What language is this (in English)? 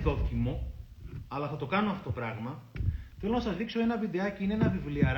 Greek